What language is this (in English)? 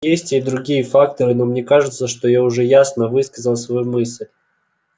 Russian